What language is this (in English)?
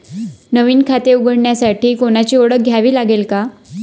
Marathi